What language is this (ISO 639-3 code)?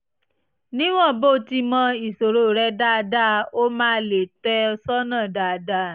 yor